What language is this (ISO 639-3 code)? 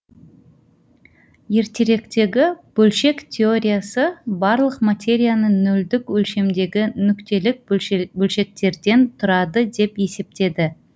kaz